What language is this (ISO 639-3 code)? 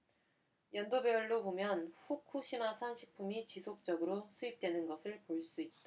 kor